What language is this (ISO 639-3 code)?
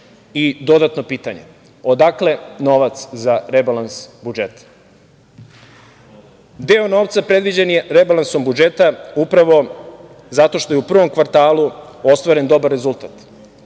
srp